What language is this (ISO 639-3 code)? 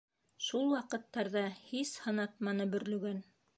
bak